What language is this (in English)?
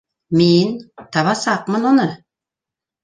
Bashkir